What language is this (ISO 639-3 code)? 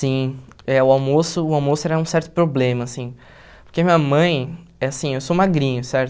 por